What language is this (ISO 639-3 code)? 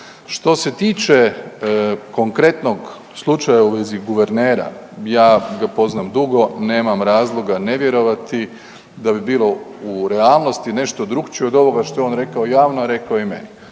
hrv